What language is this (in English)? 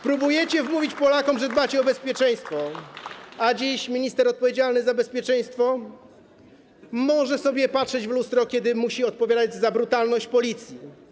Polish